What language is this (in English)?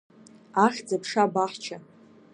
Abkhazian